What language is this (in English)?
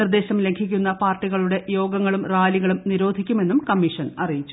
Malayalam